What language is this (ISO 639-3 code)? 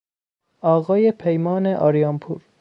fas